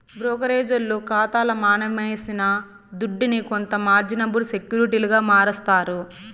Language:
Telugu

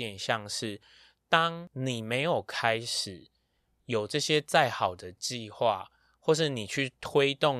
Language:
Chinese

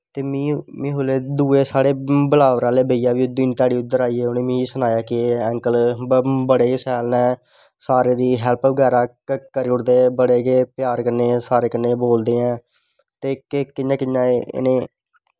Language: Dogri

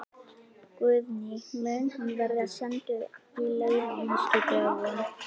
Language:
Icelandic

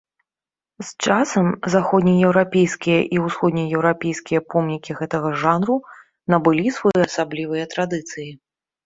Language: Belarusian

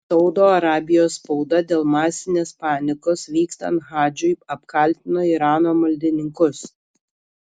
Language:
Lithuanian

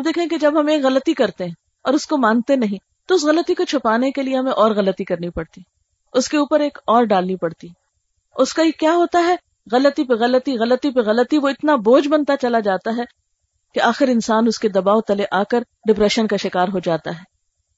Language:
Urdu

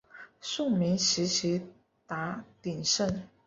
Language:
Chinese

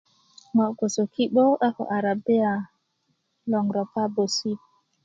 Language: Kuku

